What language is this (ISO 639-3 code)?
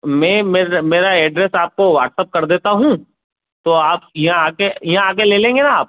hin